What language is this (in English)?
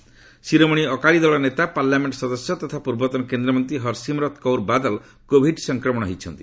Odia